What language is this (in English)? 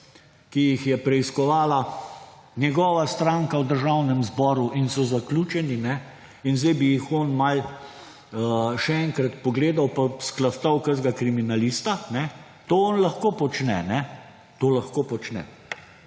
Slovenian